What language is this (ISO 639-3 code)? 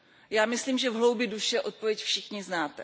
ces